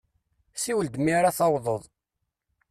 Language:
Kabyle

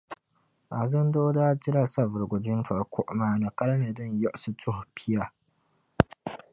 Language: Dagbani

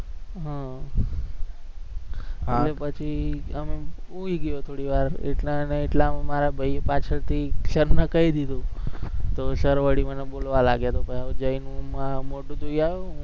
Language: Gujarati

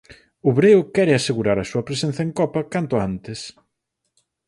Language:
Galician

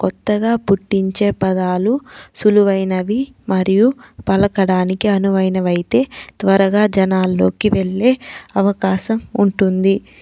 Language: Telugu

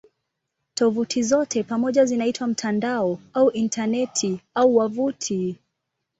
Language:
Swahili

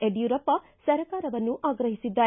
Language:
Kannada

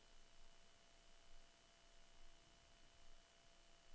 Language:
Danish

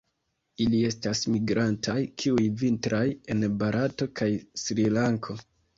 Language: Esperanto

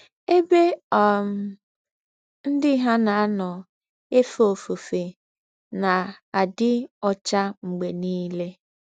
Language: Igbo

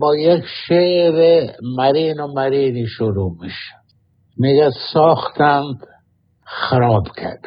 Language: Persian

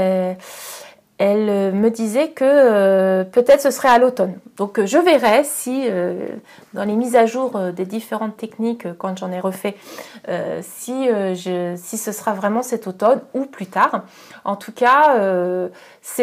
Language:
French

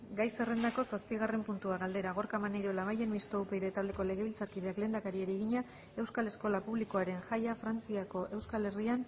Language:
Basque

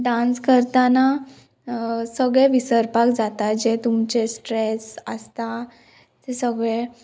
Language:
Konkani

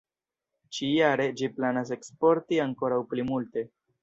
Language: Esperanto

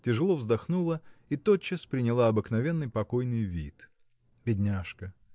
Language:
Russian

